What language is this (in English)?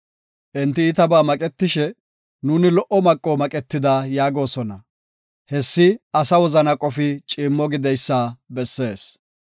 Gofa